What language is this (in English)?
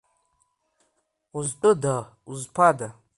Abkhazian